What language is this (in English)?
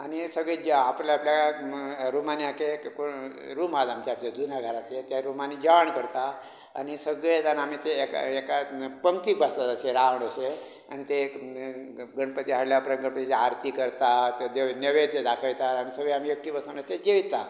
Konkani